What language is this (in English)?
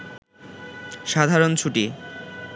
Bangla